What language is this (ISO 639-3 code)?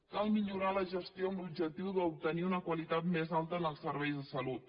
cat